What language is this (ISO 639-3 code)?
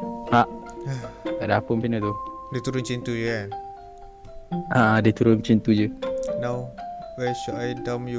msa